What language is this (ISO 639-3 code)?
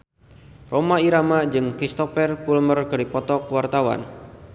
sun